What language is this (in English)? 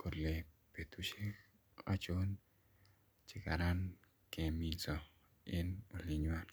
Kalenjin